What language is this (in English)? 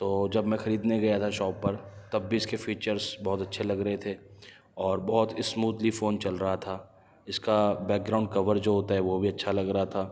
Urdu